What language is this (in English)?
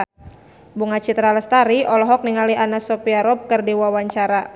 Sundanese